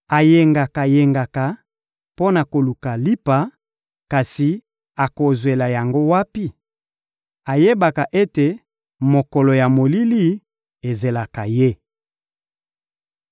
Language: Lingala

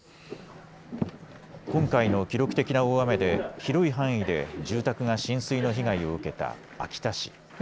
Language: Japanese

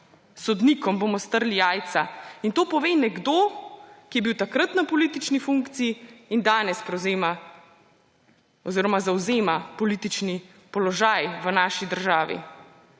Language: Slovenian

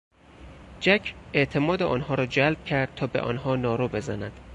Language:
Persian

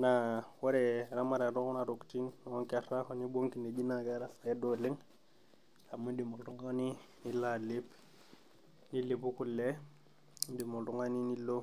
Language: Masai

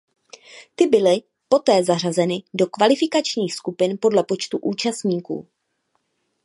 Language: Czech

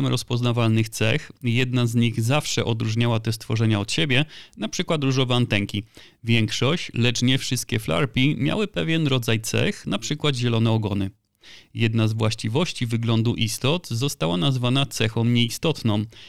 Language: Polish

